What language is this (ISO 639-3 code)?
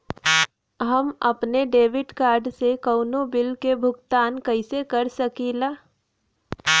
bho